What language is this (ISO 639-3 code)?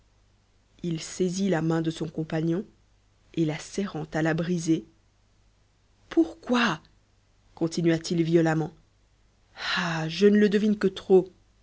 fra